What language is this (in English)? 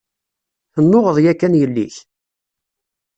Kabyle